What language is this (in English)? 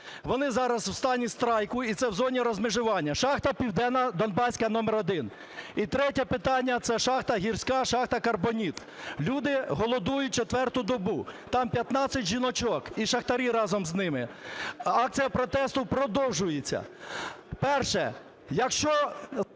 Ukrainian